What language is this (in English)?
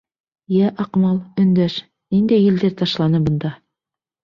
Bashkir